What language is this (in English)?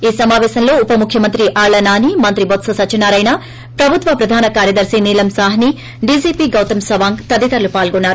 Telugu